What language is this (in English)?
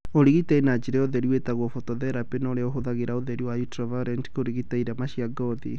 Kikuyu